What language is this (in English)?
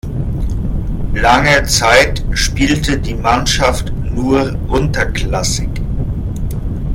German